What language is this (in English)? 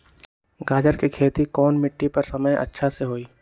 Magahi